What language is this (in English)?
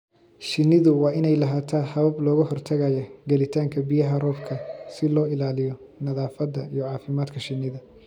Somali